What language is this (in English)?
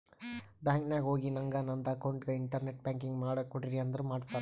Kannada